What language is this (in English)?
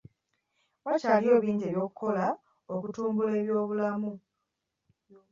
Ganda